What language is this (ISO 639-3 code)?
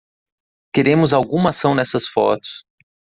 por